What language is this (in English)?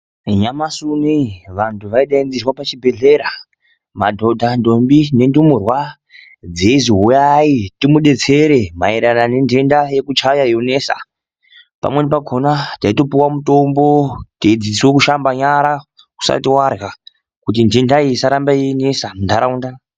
Ndau